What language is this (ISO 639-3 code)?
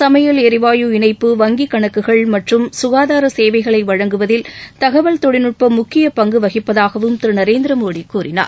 tam